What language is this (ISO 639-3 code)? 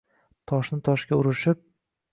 uzb